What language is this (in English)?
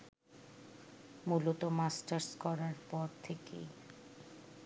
Bangla